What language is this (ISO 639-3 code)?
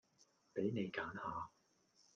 yue